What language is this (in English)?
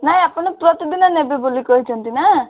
Odia